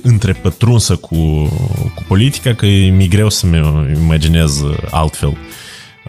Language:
Romanian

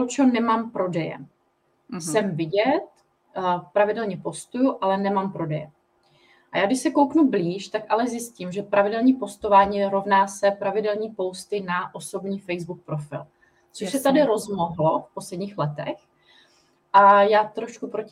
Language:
Czech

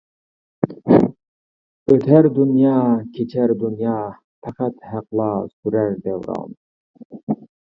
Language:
Uyghur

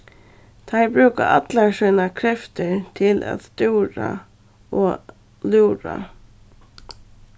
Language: Faroese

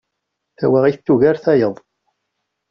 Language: Kabyle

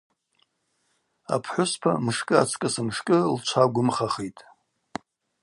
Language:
Abaza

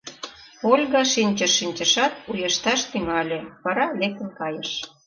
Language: Mari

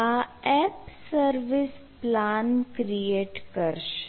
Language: Gujarati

